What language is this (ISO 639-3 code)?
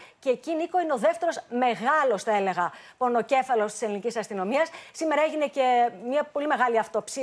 ell